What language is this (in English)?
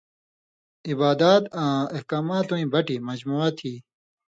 Indus Kohistani